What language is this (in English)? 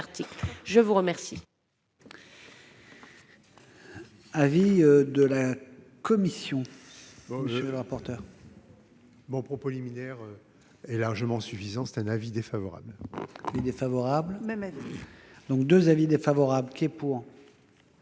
French